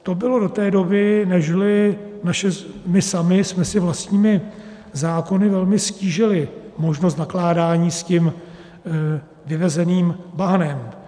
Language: Czech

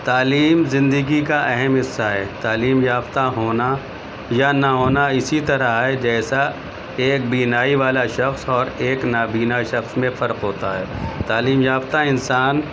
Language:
Urdu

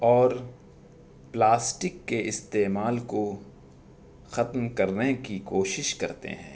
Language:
Urdu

